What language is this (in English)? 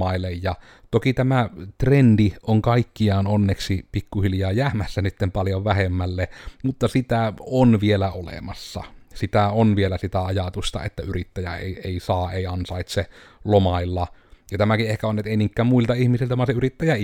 Finnish